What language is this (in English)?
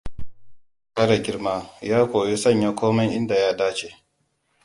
Hausa